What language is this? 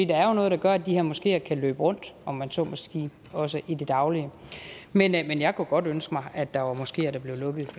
Danish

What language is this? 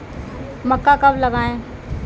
Hindi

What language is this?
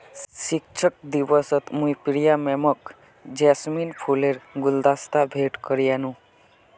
Magahi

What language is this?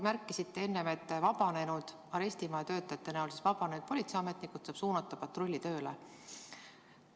Estonian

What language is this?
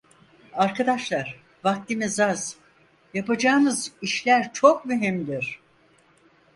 Turkish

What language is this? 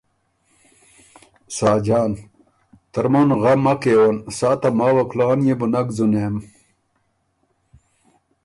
Ormuri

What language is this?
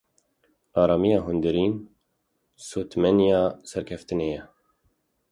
Kurdish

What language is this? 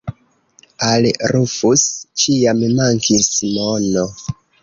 Esperanto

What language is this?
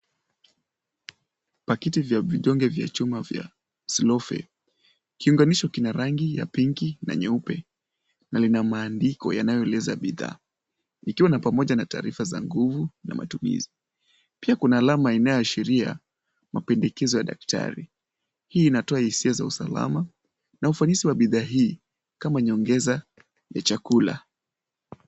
Swahili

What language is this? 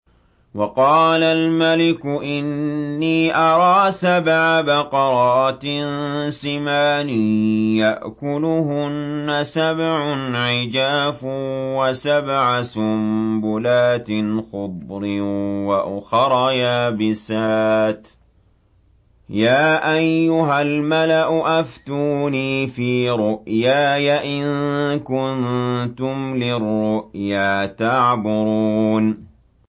Arabic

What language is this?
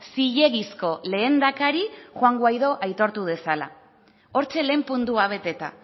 Basque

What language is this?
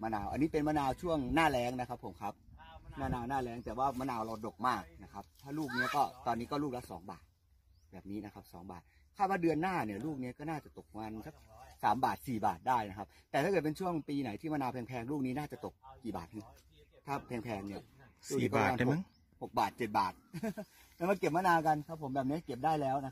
Thai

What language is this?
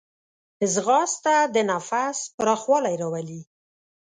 Pashto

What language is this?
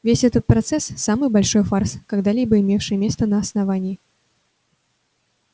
Russian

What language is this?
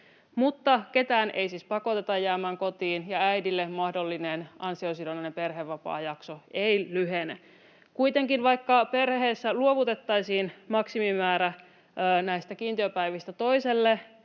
Finnish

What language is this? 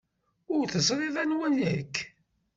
Kabyle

